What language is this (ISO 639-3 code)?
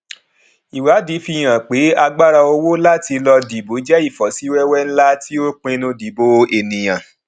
yor